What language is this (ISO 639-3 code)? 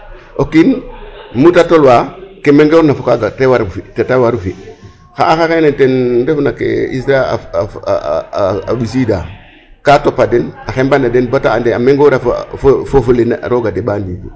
srr